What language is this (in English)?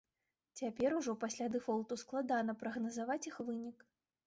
Belarusian